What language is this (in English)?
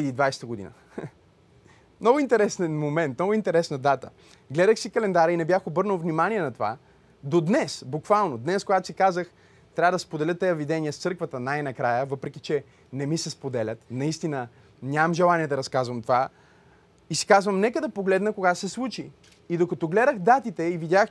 Bulgarian